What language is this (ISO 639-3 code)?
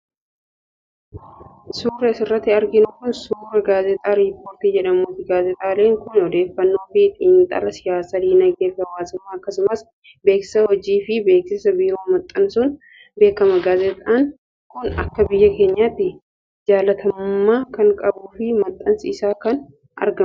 orm